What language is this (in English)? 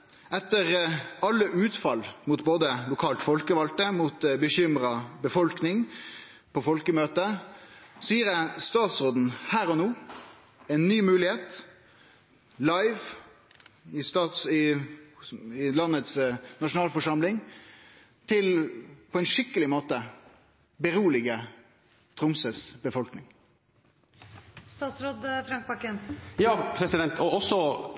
Norwegian